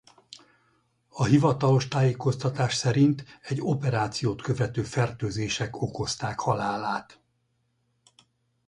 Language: Hungarian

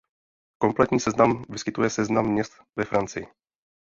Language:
Czech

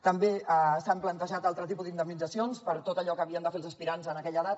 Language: Catalan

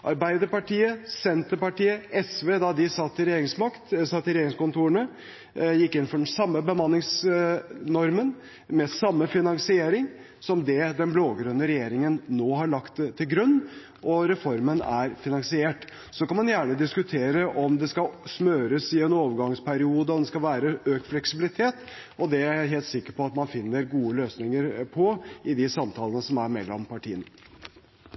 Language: Norwegian Bokmål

